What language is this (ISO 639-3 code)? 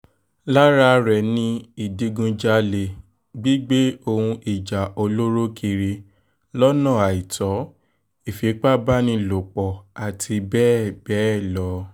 yor